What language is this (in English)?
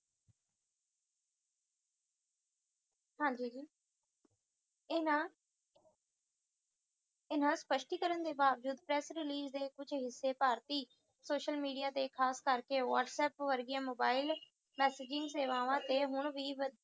Punjabi